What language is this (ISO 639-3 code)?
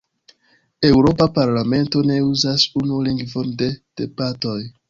epo